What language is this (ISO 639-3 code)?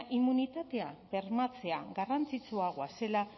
eus